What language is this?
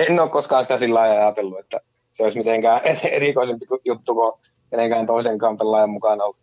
Finnish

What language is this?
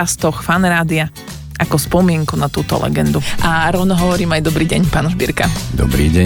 Slovak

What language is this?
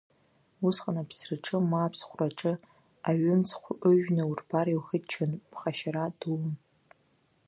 Abkhazian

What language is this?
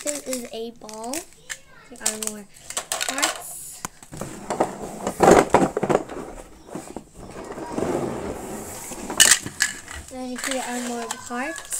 English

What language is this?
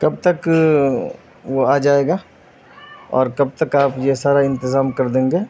Urdu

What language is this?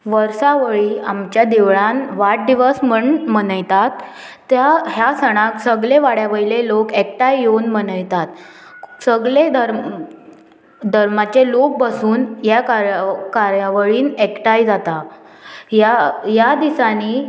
Konkani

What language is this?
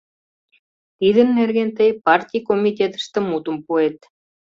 Mari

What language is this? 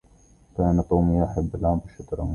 Arabic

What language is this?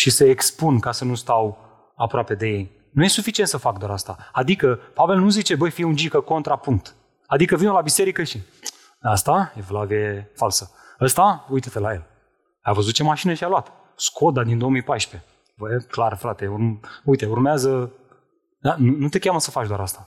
Romanian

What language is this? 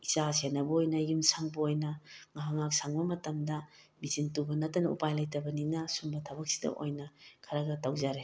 Manipuri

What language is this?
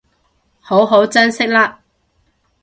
Cantonese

